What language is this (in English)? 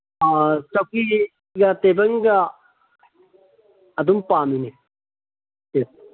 Manipuri